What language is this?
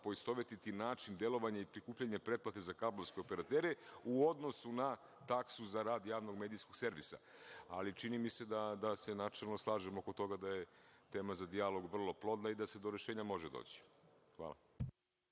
Serbian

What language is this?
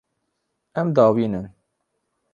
Kurdish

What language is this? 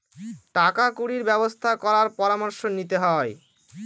Bangla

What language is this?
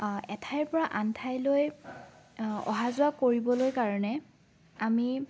Assamese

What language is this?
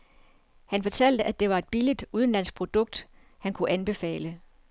Danish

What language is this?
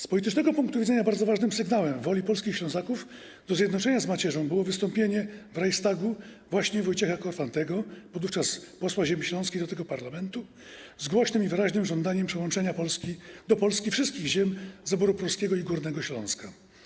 Polish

